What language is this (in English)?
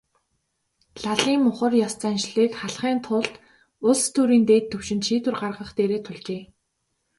Mongolian